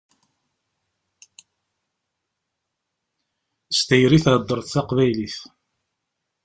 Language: Kabyle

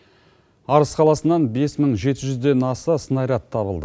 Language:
Kazakh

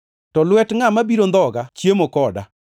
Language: Luo (Kenya and Tanzania)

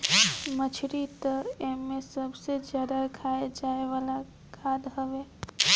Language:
Bhojpuri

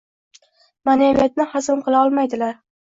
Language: Uzbek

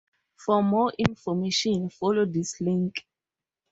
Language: English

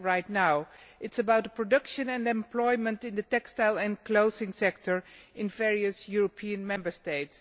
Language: English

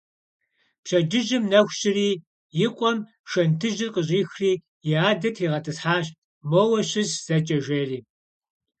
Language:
Kabardian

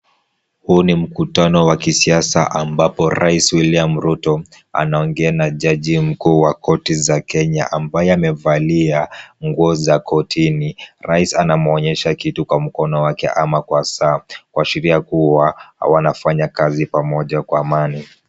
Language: Swahili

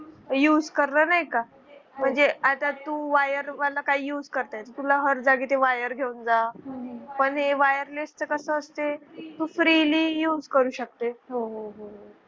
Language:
Marathi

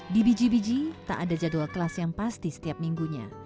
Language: Indonesian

